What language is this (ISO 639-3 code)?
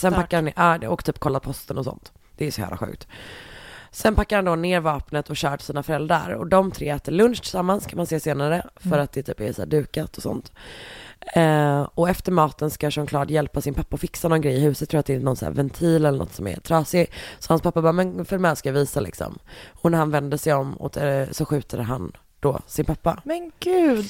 swe